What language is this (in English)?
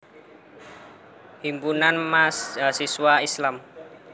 Javanese